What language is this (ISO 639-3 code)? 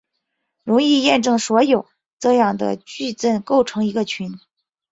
zho